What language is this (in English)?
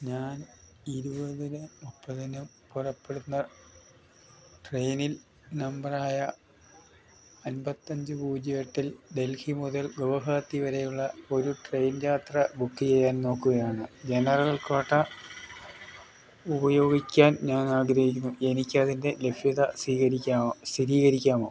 Malayalam